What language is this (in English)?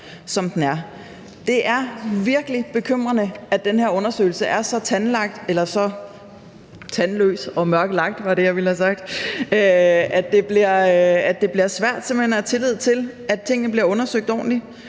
Danish